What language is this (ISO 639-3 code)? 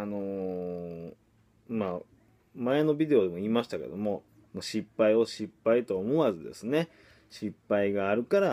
jpn